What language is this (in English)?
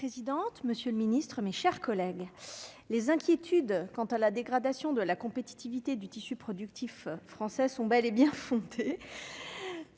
French